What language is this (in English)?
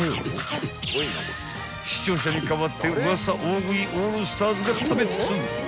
Japanese